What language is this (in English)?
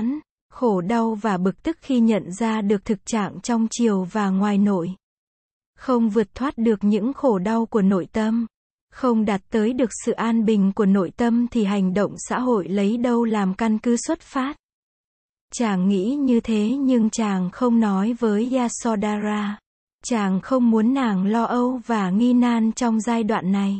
Vietnamese